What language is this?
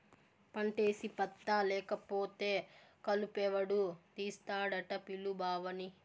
Telugu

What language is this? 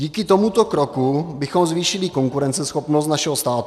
Czech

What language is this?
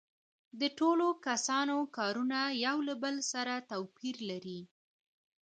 Pashto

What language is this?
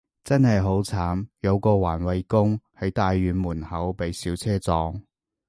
Cantonese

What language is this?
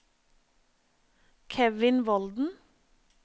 Norwegian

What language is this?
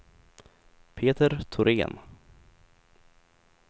Swedish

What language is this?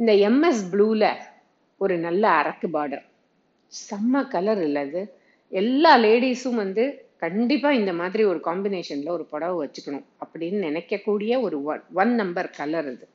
Tamil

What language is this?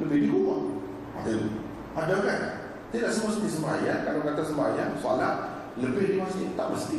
Malay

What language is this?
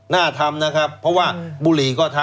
Thai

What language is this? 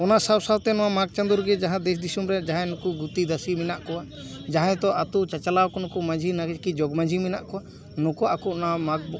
Santali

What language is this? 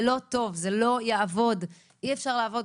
Hebrew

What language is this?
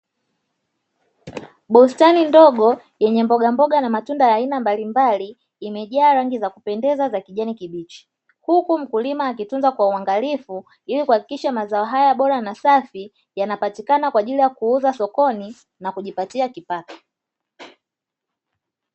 Swahili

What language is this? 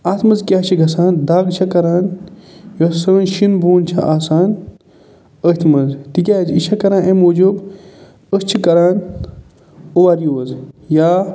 Kashmiri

